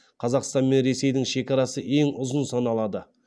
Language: Kazakh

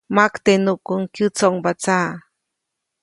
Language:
Copainalá Zoque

